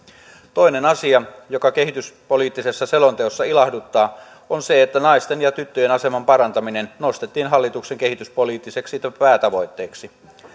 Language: Finnish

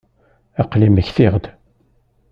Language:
Kabyle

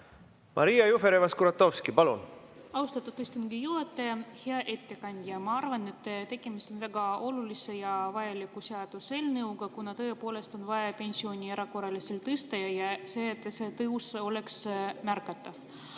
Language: Estonian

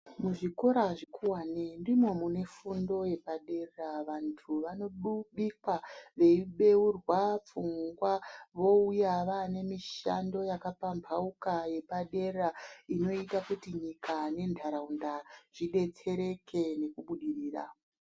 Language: Ndau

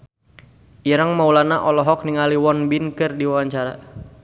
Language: Sundanese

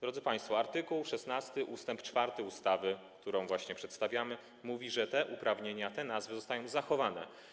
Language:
Polish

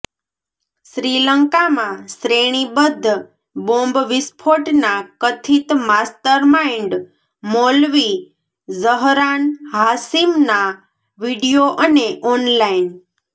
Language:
Gujarati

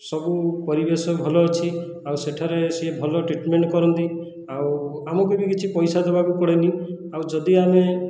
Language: Odia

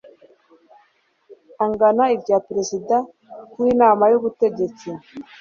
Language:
Kinyarwanda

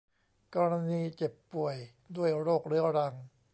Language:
Thai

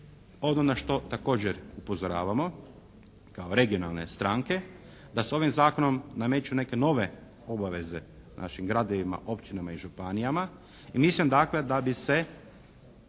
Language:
Croatian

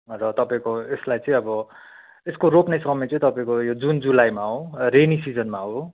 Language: Nepali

